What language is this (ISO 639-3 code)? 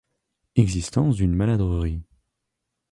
fra